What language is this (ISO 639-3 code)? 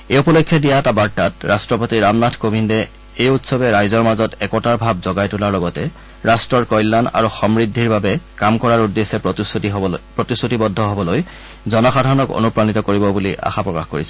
asm